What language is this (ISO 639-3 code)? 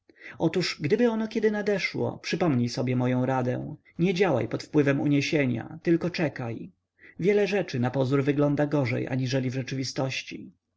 pol